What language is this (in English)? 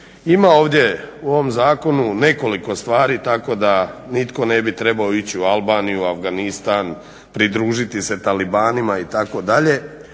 Croatian